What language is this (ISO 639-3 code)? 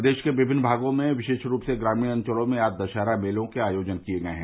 hin